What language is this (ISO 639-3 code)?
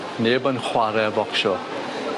cym